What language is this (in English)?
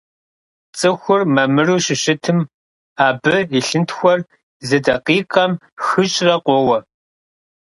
Kabardian